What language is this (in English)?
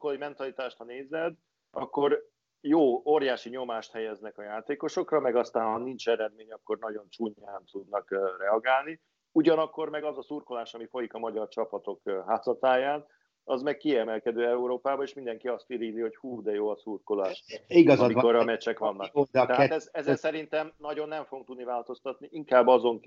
Hungarian